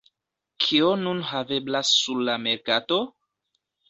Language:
Esperanto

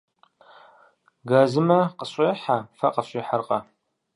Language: Kabardian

